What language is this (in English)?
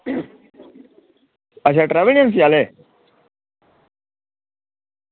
Dogri